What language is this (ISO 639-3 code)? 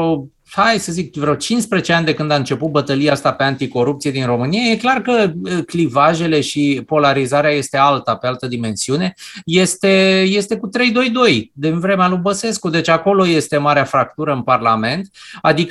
ron